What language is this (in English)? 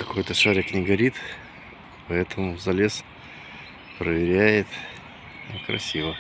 Russian